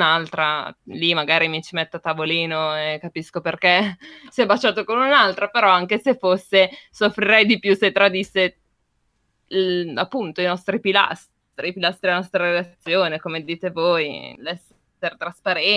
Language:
Italian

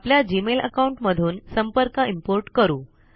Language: Marathi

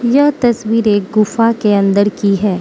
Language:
Hindi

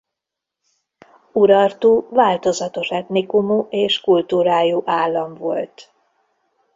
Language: Hungarian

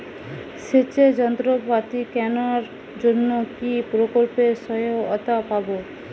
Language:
Bangla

